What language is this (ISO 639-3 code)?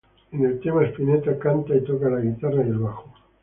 spa